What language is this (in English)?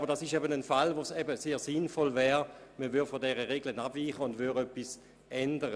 Swiss German